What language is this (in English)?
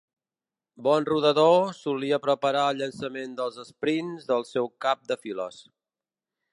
Catalan